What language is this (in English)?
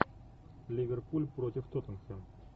Russian